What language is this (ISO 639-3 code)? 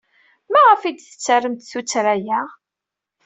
kab